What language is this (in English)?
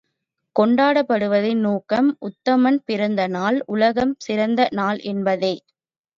Tamil